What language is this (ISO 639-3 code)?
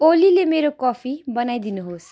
nep